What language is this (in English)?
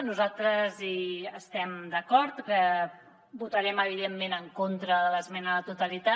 Catalan